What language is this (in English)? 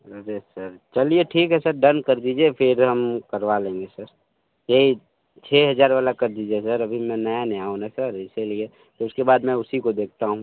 Hindi